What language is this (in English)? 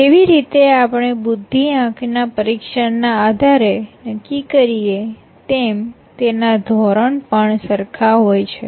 Gujarati